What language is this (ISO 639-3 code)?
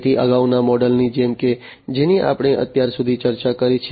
guj